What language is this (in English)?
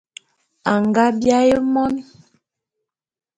Bulu